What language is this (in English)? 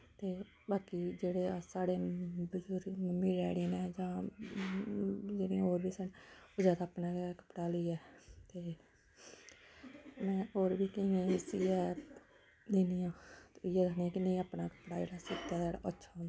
Dogri